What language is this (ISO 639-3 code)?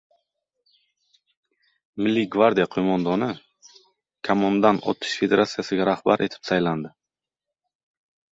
uzb